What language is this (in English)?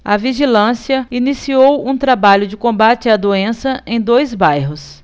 Portuguese